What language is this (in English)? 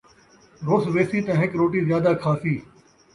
Saraiki